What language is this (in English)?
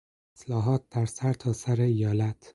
Persian